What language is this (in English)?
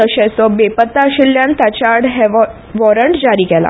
Konkani